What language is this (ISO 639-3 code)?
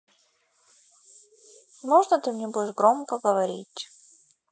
rus